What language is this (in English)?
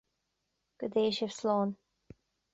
Irish